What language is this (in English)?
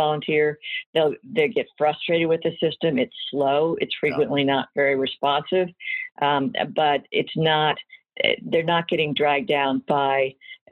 English